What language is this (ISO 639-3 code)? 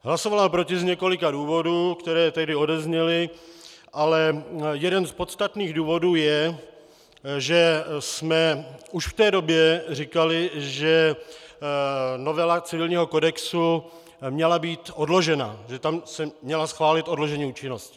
ces